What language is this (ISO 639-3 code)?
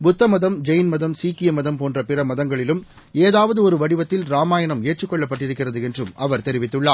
tam